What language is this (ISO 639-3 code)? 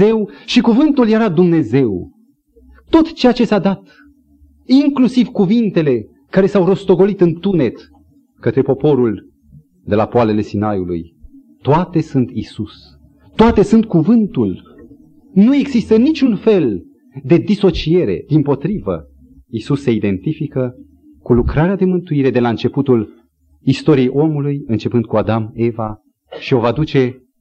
ron